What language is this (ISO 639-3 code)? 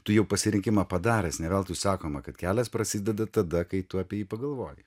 lit